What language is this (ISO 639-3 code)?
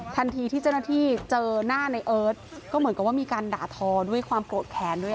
tha